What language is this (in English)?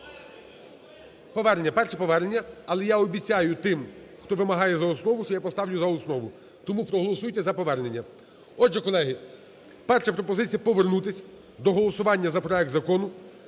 Ukrainian